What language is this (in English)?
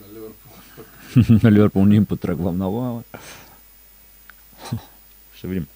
Bulgarian